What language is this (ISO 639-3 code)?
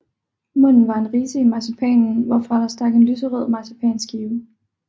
dan